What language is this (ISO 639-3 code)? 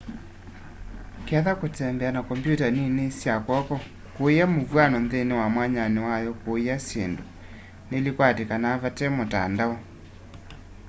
kam